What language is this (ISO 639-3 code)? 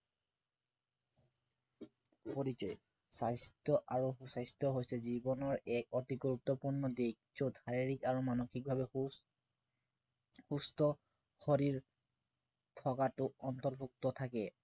asm